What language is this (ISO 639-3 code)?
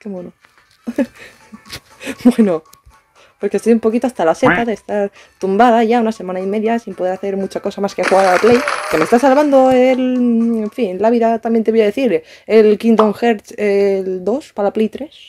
spa